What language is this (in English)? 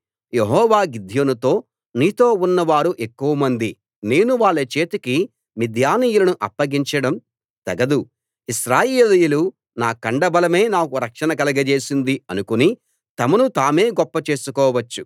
Telugu